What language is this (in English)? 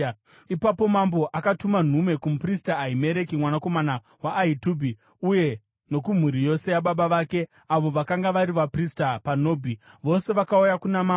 Shona